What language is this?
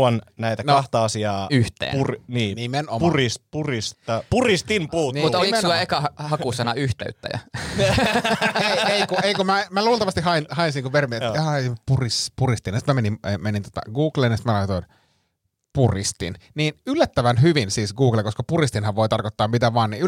Finnish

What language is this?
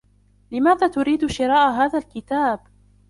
Arabic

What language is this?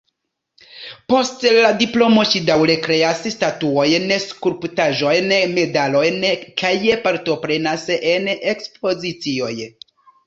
Esperanto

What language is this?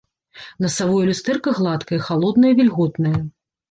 Belarusian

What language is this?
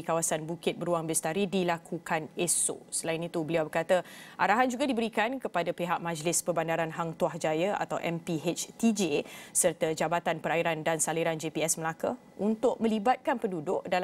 Malay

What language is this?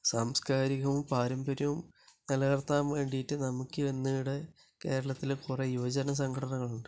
Malayalam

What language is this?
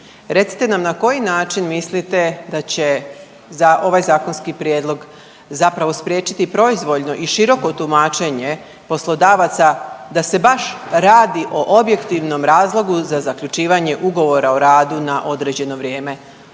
Croatian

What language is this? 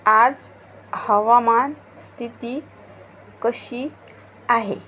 Marathi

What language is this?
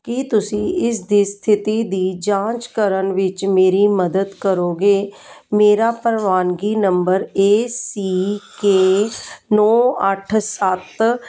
Punjabi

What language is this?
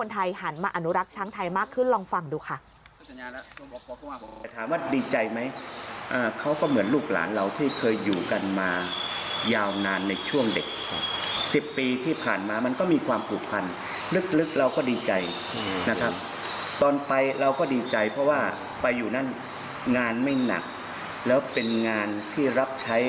Thai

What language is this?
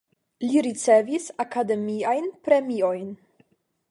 Esperanto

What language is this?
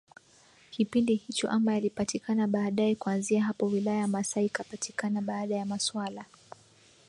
Swahili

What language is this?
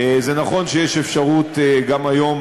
Hebrew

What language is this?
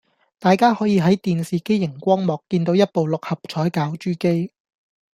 Cantonese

